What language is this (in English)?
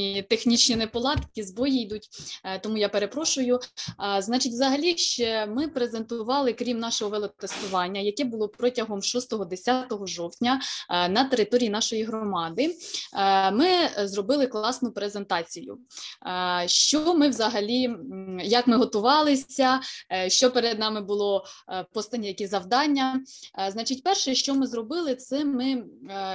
Ukrainian